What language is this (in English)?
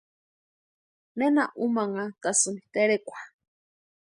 Western Highland Purepecha